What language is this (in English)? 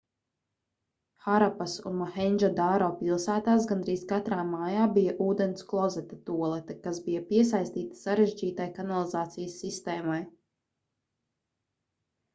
Latvian